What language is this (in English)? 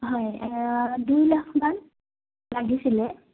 Assamese